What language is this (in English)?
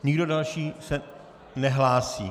Czech